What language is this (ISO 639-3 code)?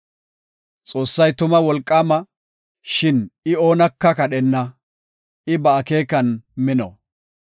gof